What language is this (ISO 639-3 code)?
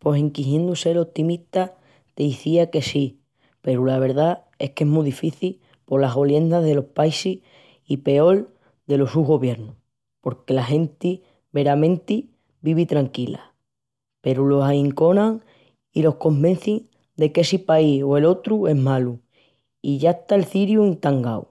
ext